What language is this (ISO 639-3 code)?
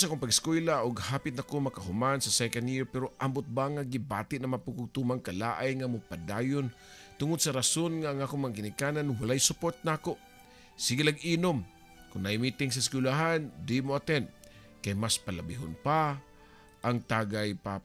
fil